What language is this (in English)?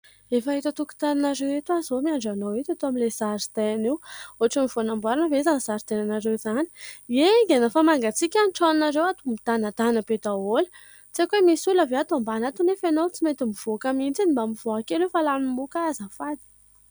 Malagasy